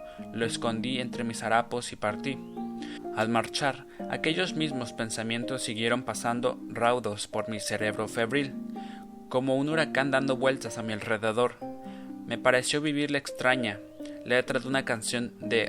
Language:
Spanish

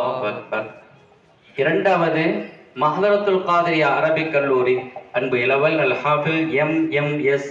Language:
Tamil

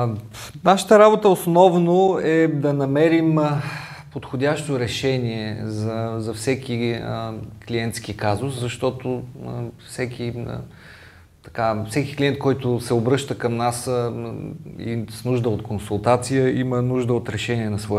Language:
Bulgarian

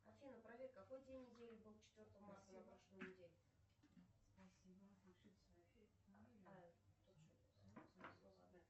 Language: Russian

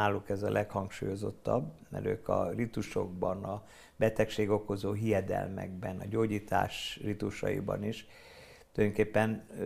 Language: Hungarian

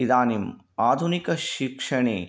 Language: Sanskrit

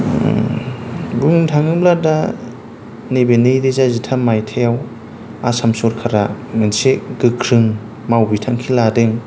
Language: Bodo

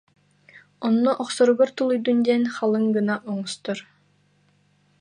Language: Yakut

